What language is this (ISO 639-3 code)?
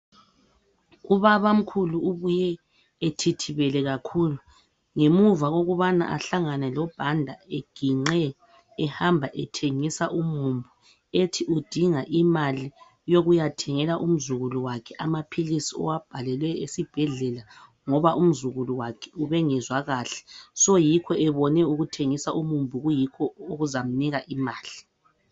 nde